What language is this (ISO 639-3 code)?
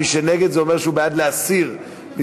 heb